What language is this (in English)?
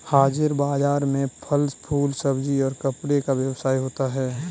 Hindi